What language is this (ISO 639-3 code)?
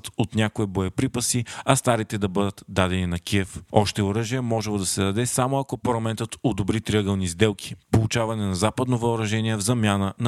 bul